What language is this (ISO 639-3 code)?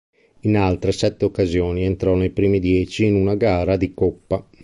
ita